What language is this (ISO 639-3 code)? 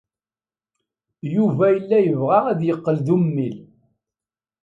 kab